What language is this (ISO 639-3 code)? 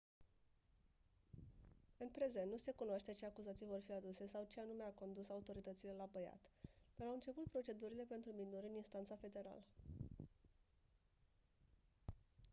ron